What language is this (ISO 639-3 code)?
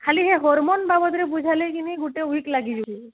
ori